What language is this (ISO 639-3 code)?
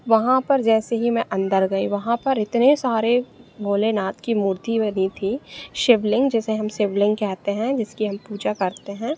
hin